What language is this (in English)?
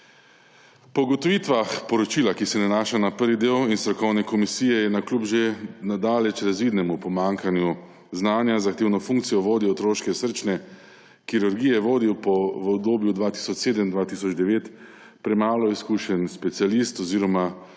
Slovenian